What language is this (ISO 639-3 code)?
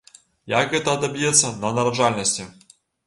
bel